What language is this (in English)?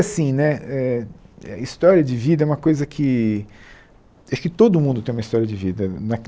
Portuguese